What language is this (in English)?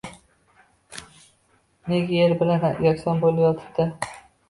Uzbek